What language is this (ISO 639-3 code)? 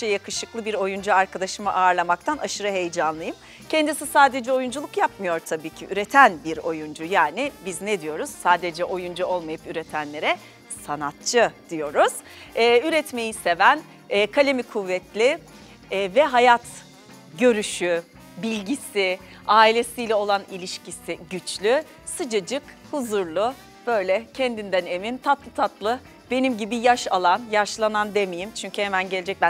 tur